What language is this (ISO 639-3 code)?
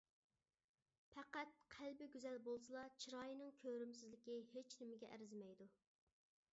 uig